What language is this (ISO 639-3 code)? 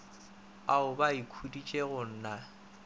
nso